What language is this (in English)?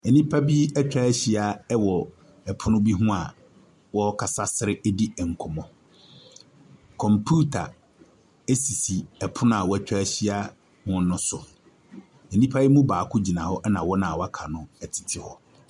Akan